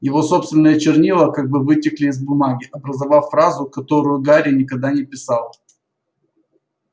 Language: Russian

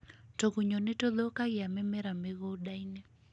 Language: Kikuyu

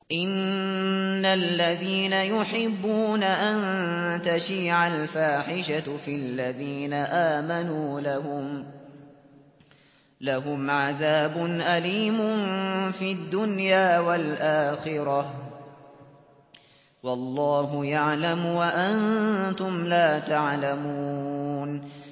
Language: Arabic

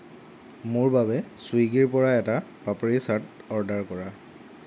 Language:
Assamese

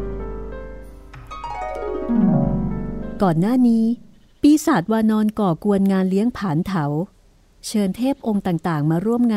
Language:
Thai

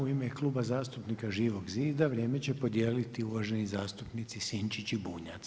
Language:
Croatian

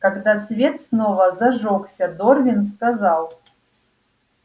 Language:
Russian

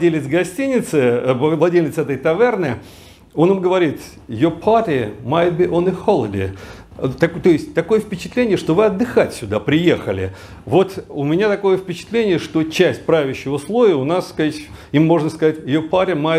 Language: Russian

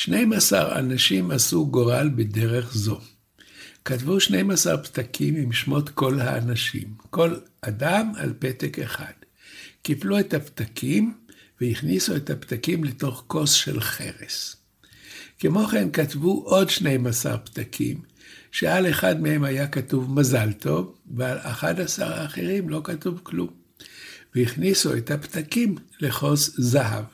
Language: Hebrew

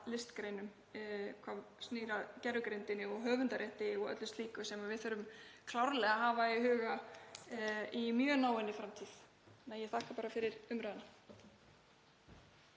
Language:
Icelandic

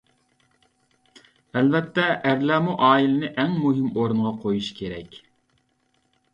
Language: Uyghur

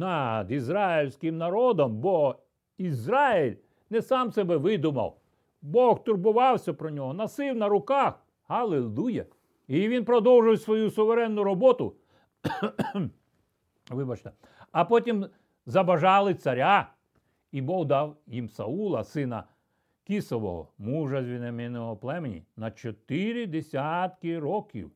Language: Ukrainian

